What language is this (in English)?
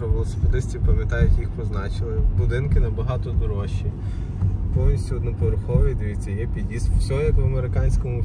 Ukrainian